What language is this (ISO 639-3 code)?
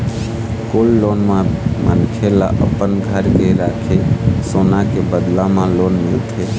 hne